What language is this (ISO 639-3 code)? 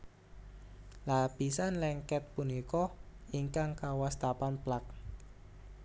jav